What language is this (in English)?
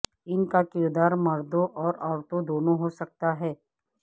Urdu